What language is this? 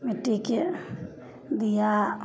Maithili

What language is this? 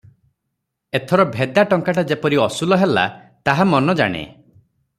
Odia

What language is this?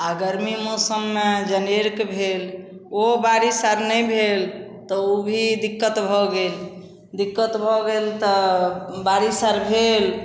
Maithili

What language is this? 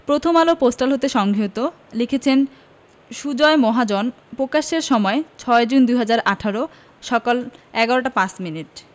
Bangla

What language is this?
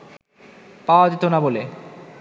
Bangla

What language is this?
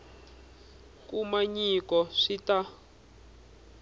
Tsonga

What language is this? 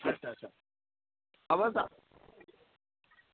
Dogri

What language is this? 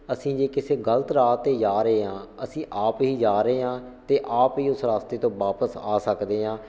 Punjabi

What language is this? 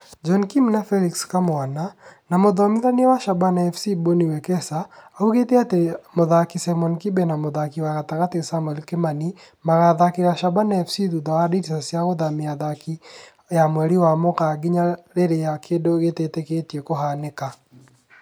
Kikuyu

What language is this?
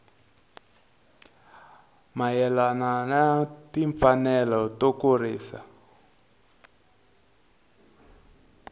Tsonga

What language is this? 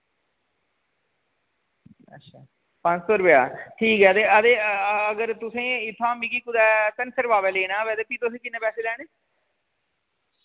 Dogri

